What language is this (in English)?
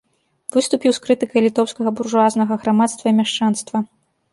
Belarusian